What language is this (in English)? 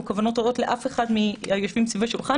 Hebrew